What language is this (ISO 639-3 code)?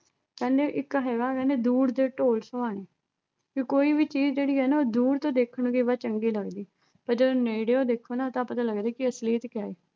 pan